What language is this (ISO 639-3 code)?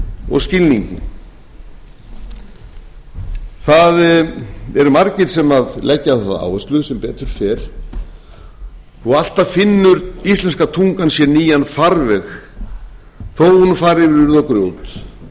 isl